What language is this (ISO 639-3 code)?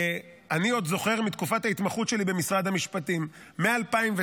heb